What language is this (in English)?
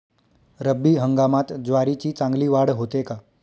Marathi